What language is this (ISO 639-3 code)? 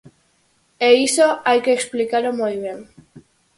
glg